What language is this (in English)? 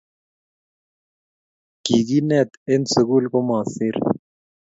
Kalenjin